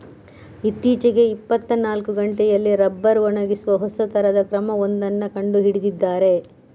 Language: Kannada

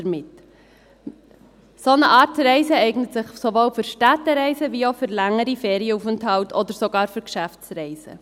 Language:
Swiss German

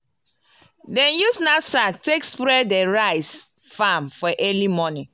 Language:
Nigerian Pidgin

